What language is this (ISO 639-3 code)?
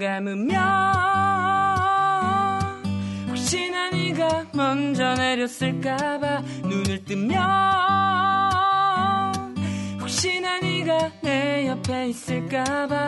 kor